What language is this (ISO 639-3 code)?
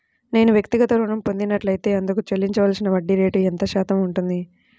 tel